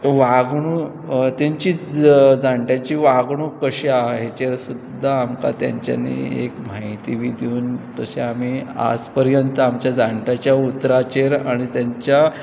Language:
Konkani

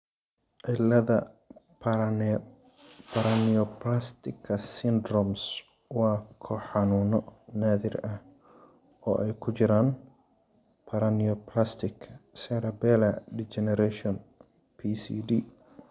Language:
Somali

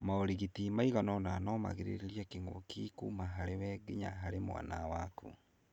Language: Kikuyu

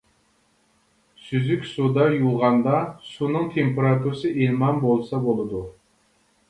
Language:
Uyghur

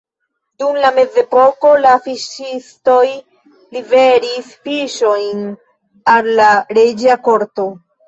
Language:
Esperanto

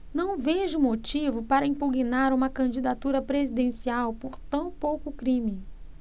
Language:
Portuguese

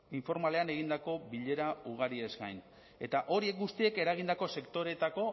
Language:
Basque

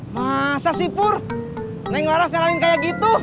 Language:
Indonesian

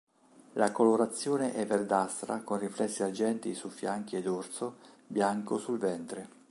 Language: Italian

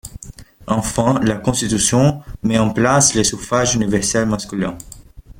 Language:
French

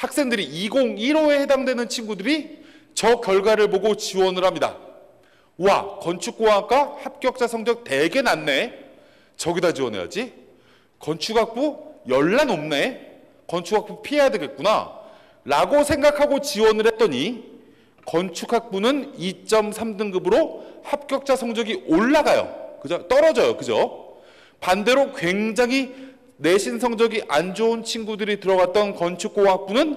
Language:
Korean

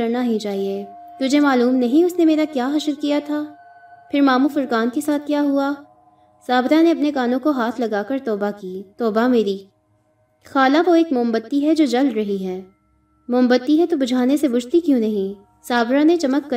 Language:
Urdu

